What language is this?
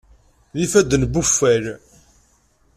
Kabyle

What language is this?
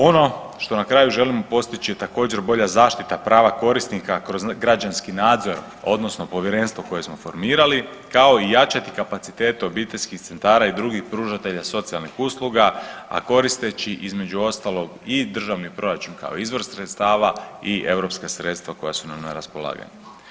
Croatian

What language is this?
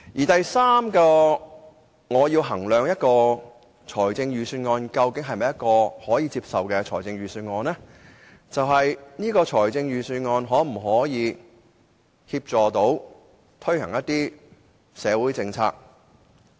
Cantonese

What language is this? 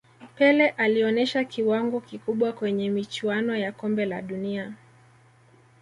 Swahili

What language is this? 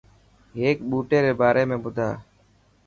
Dhatki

